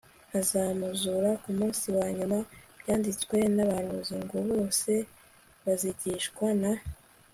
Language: Kinyarwanda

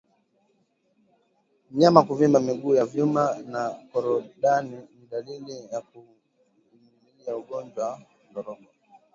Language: Swahili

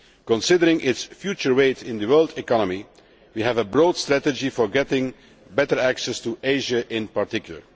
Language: English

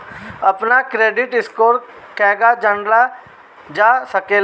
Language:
Bhojpuri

